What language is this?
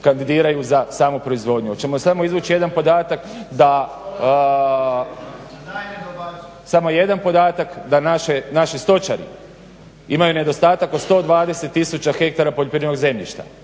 Croatian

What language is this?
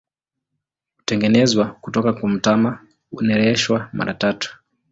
Swahili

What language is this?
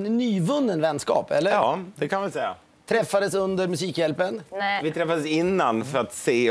Swedish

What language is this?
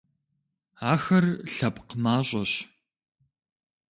Kabardian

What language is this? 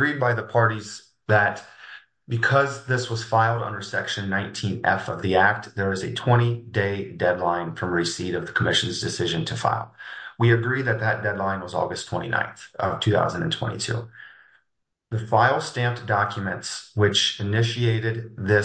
English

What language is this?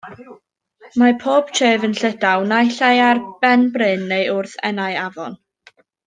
Welsh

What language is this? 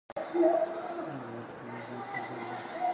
Dyula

